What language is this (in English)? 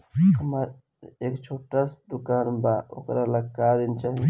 Bhojpuri